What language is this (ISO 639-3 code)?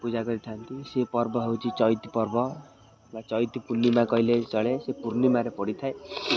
ori